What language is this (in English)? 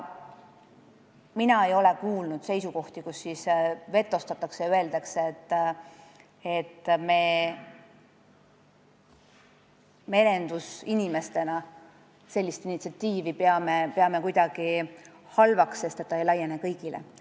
Estonian